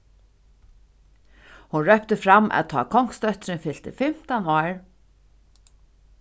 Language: Faroese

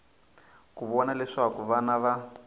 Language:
Tsonga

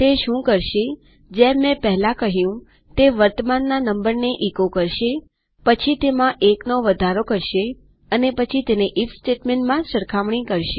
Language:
Gujarati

